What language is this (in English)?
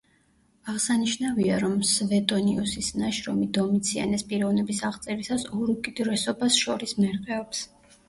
Georgian